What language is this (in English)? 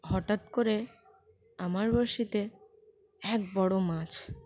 Bangla